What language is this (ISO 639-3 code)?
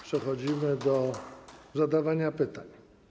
pol